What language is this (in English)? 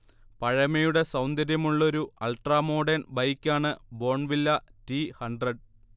Malayalam